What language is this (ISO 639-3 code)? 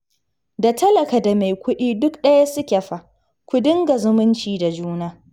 hau